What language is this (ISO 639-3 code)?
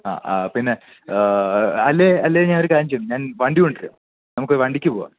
mal